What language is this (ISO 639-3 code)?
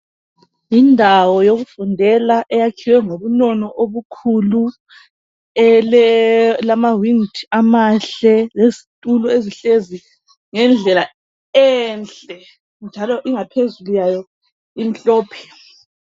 nde